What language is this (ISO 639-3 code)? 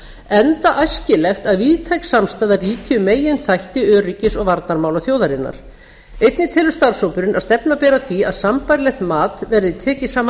isl